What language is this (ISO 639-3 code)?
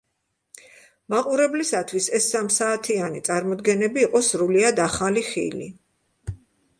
kat